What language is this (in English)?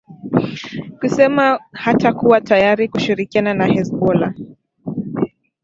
Swahili